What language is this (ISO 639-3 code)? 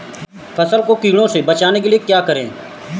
hin